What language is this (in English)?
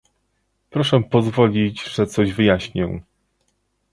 Polish